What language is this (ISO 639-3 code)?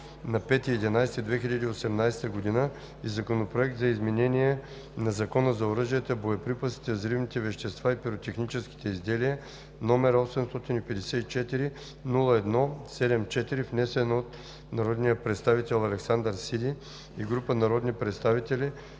bul